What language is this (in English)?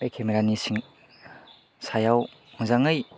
Bodo